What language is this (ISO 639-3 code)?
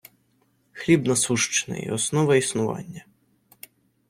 ukr